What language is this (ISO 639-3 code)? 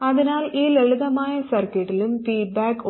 mal